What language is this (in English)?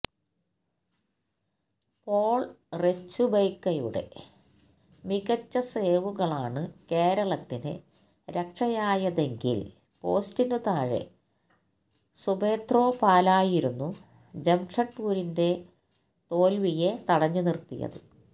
Malayalam